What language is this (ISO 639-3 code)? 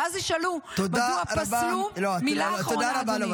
heb